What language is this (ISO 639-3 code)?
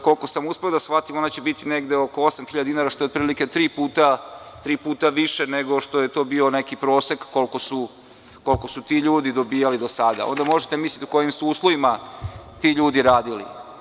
srp